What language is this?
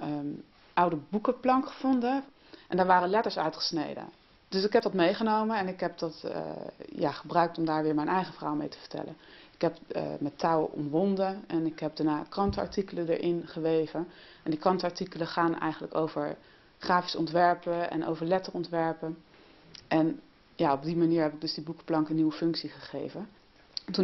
Dutch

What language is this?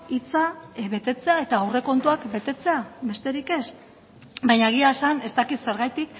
Basque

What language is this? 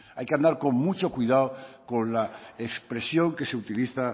Spanish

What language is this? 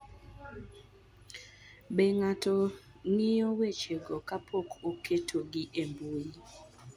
Luo (Kenya and Tanzania)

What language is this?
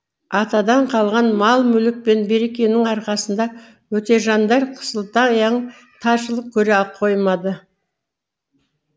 Kazakh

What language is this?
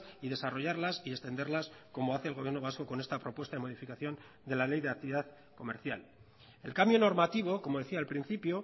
Spanish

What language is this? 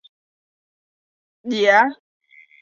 Chinese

